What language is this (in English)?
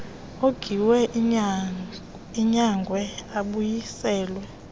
Xhosa